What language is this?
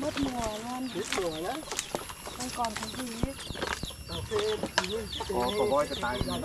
Vietnamese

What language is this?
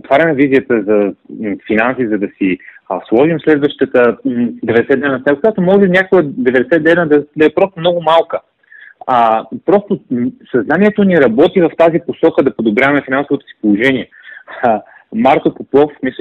Bulgarian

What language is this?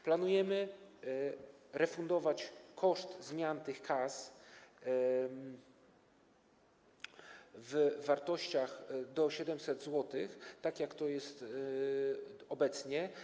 Polish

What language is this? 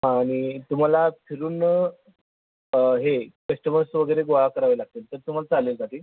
Marathi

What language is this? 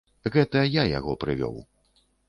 Belarusian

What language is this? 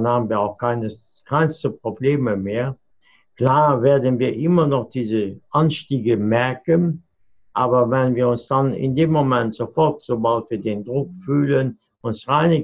German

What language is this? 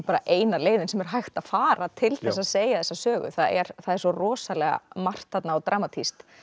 Icelandic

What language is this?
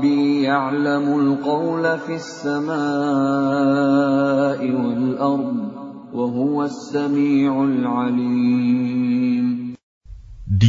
Indonesian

